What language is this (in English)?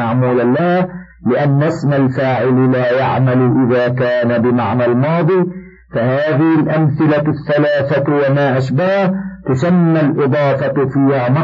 Arabic